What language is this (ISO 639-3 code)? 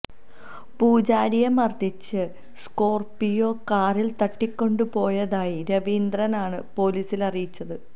mal